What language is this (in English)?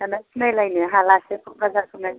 Bodo